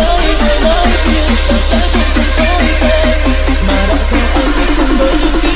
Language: Vietnamese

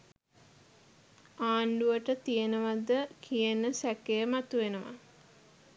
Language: Sinhala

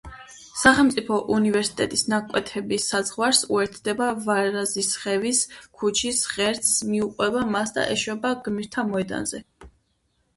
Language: Georgian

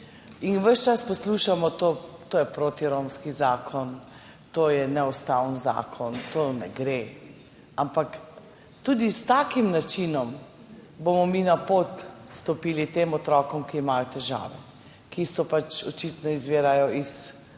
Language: Slovenian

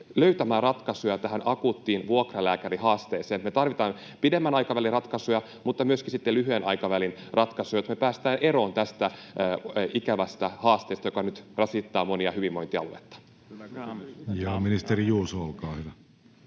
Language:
Finnish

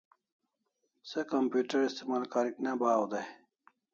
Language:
Kalasha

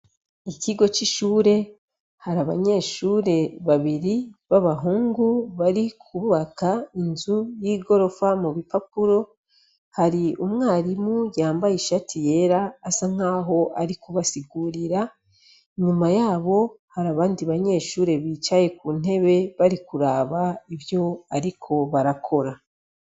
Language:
Rundi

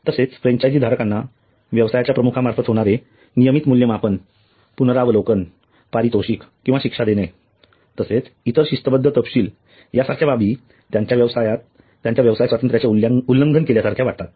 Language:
Marathi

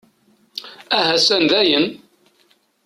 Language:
Kabyle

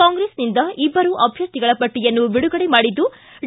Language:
Kannada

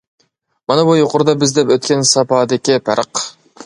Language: Uyghur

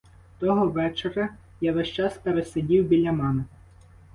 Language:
Ukrainian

